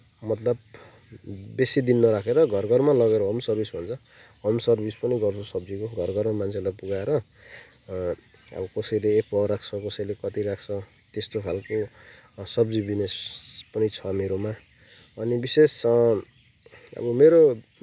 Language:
Nepali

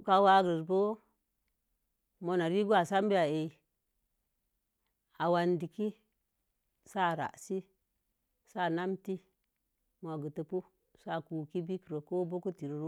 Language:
Mom Jango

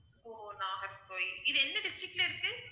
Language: Tamil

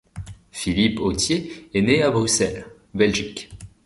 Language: French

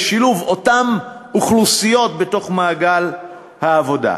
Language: Hebrew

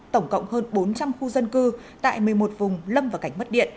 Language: Vietnamese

